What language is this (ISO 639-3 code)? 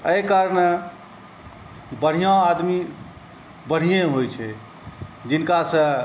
mai